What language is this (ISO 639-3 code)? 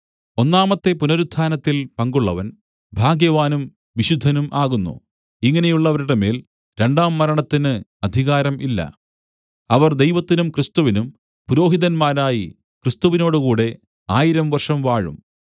mal